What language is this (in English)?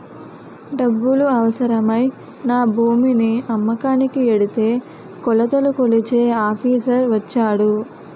Telugu